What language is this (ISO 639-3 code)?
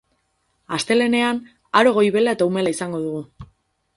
eus